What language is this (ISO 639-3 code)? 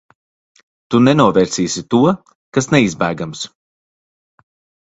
lav